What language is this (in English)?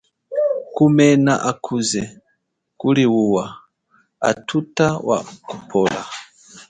Chokwe